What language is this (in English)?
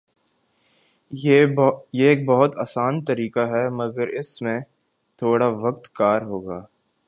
Urdu